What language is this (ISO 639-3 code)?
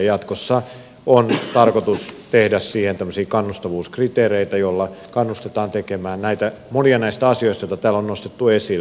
fin